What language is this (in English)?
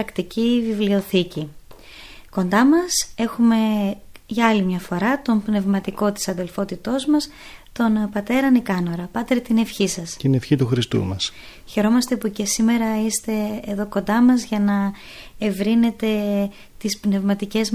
Greek